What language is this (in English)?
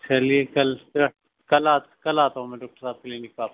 Urdu